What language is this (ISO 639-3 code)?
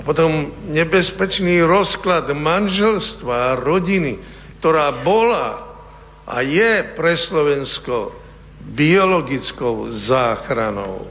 slk